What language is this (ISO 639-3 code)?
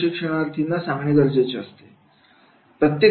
mar